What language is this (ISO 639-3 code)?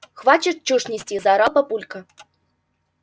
rus